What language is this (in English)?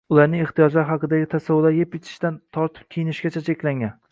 Uzbek